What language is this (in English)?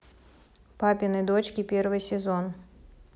Russian